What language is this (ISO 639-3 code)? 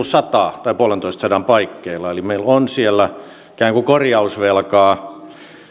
fin